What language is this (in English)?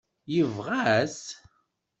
Kabyle